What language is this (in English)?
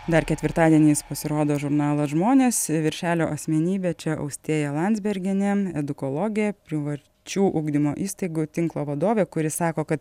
Lithuanian